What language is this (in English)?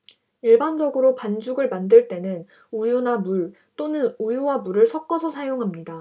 Korean